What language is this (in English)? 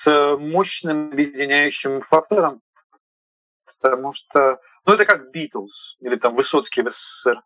Russian